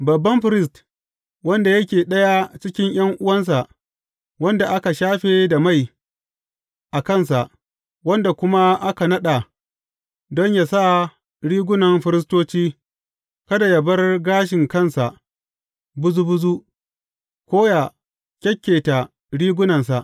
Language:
Hausa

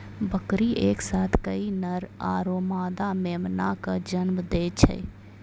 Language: Maithili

